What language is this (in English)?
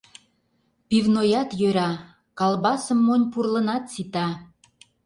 Mari